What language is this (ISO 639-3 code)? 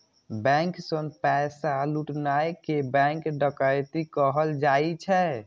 mai